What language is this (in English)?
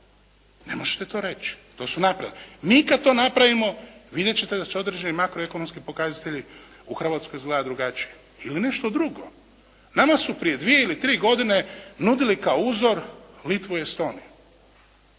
Croatian